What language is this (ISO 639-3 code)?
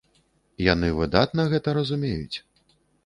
bel